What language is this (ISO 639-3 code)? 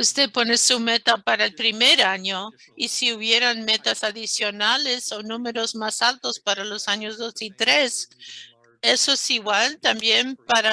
spa